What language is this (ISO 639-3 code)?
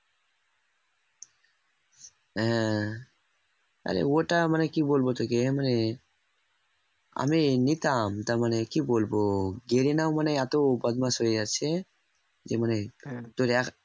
ben